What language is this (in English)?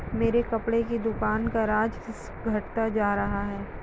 Hindi